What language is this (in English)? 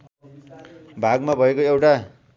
Nepali